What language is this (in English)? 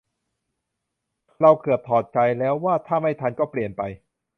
Thai